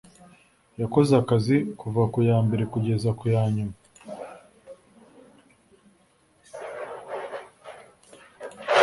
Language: Kinyarwanda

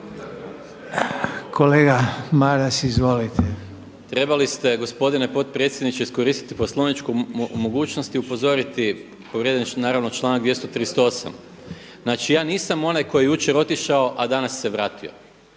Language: Croatian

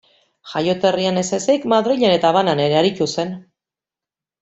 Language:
Basque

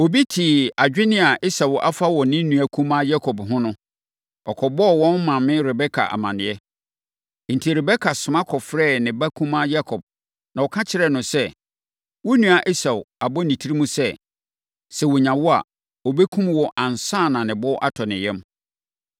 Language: Akan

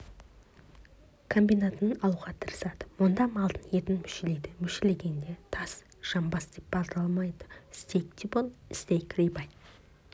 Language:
Kazakh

